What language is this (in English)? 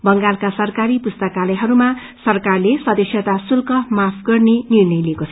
Nepali